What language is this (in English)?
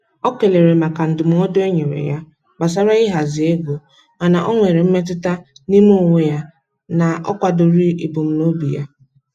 Igbo